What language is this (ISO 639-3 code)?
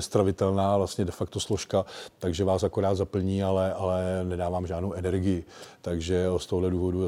ces